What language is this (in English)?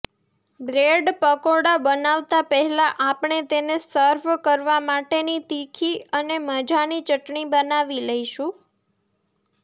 Gujarati